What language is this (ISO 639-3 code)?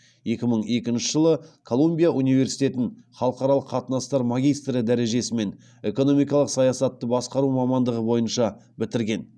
kaz